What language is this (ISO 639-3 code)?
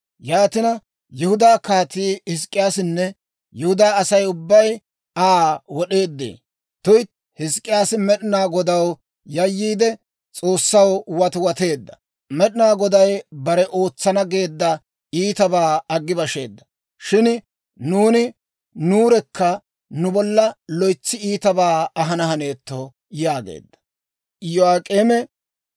dwr